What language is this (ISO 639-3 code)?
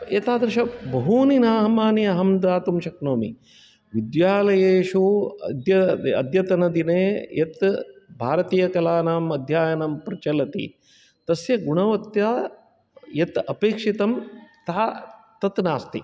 san